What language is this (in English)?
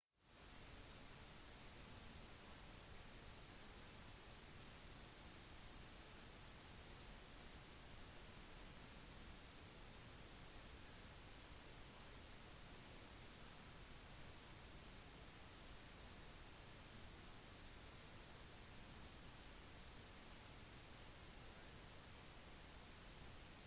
Norwegian Bokmål